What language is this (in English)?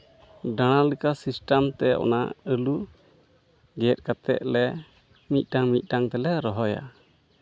Santali